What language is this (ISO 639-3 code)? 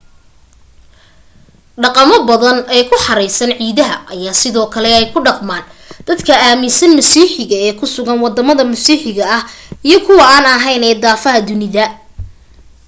som